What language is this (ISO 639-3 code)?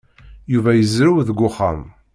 kab